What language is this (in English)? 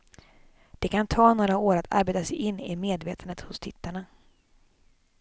Swedish